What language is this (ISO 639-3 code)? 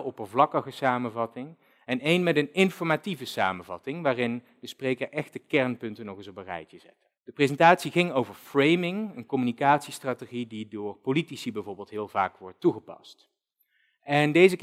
nld